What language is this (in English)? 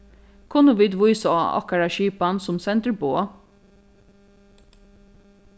Faroese